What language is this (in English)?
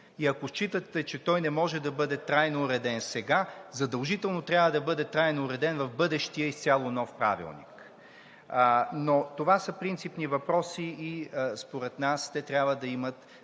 Bulgarian